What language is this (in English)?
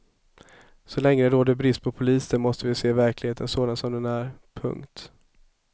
Swedish